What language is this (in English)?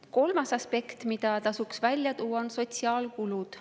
Estonian